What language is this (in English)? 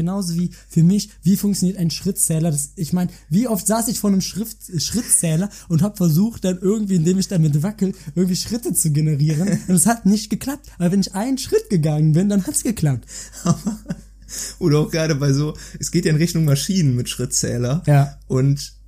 German